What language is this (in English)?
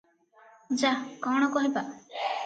Odia